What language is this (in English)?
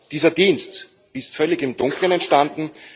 German